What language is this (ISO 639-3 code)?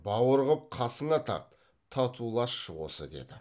kaz